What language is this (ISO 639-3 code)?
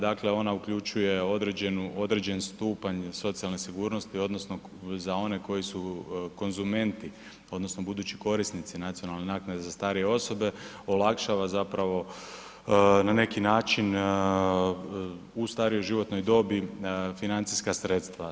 hrv